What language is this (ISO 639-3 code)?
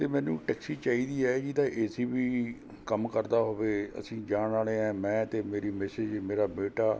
pan